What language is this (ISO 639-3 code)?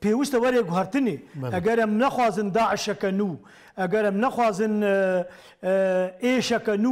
tur